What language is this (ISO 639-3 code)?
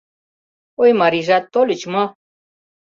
chm